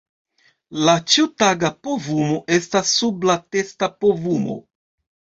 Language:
Esperanto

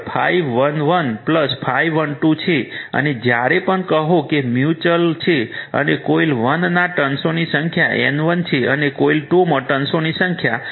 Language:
Gujarati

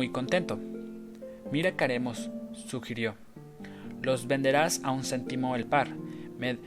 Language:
Spanish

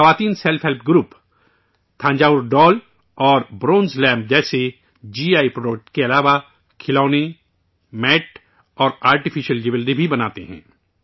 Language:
Urdu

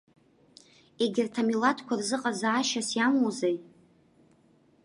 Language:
Abkhazian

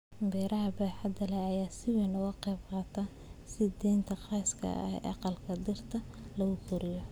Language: Somali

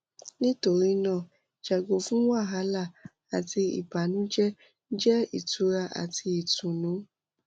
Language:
Yoruba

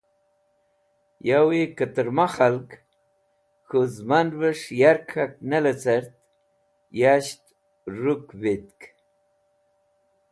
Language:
Wakhi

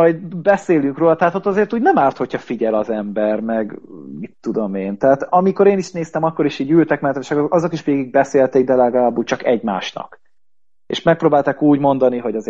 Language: Hungarian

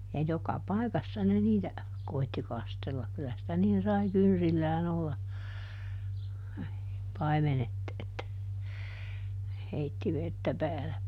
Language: Finnish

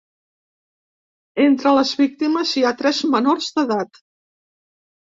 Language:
Catalan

